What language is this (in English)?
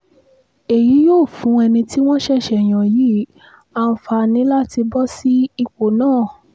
Yoruba